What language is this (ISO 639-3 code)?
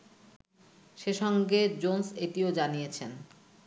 ben